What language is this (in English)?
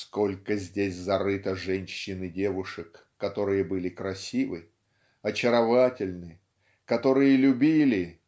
Russian